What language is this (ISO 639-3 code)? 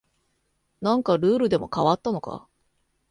jpn